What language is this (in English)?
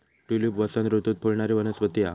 Marathi